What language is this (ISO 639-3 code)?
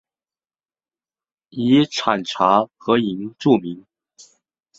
zho